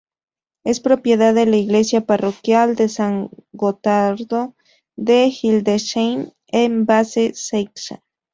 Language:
Spanish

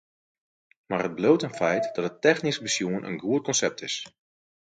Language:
Western Frisian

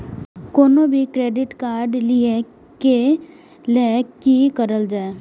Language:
Maithili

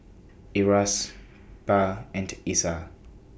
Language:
English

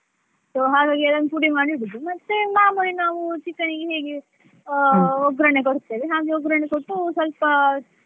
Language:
Kannada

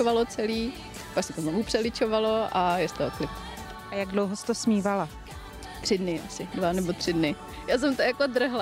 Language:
Czech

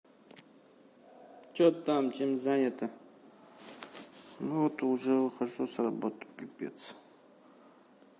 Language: Russian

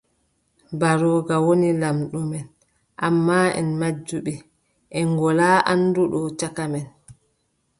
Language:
Adamawa Fulfulde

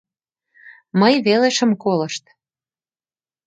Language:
Mari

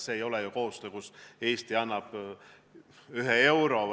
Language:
Estonian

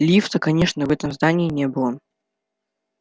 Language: Russian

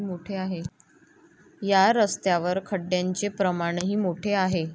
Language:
Marathi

